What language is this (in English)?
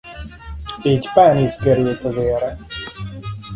Hungarian